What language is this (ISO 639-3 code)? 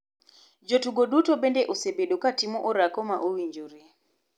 luo